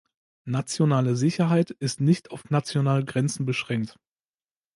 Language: German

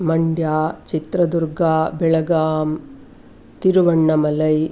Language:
Sanskrit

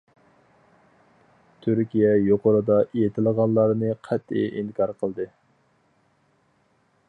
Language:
Uyghur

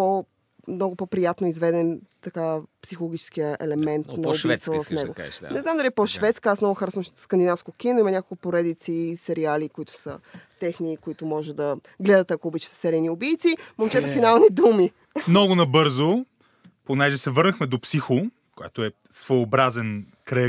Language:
Bulgarian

